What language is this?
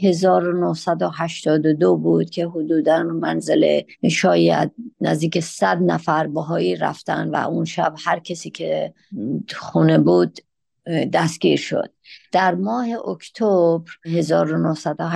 Persian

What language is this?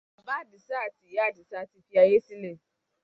Yoruba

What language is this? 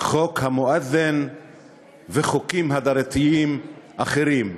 Hebrew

